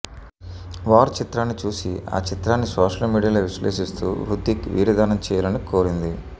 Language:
Telugu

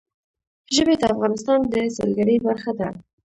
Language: Pashto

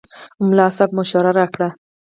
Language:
Pashto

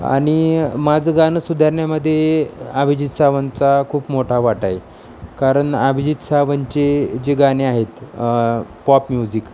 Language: Marathi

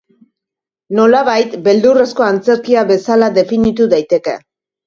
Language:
Basque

